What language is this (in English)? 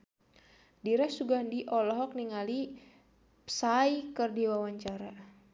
Sundanese